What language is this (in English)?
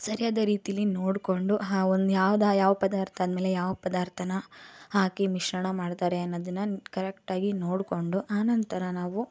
Kannada